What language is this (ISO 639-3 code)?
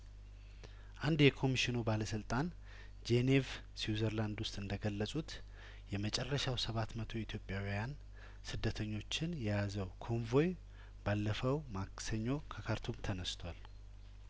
amh